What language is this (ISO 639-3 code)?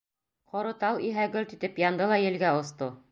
bak